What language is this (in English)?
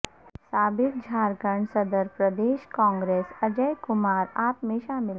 Urdu